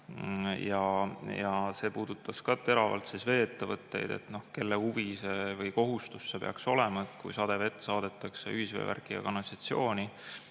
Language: Estonian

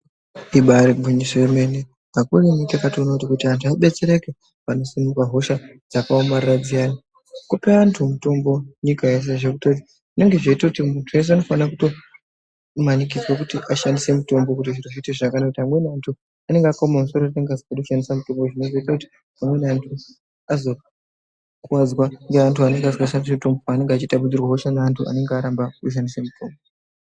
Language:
Ndau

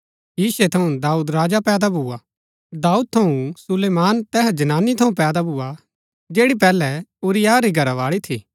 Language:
Gaddi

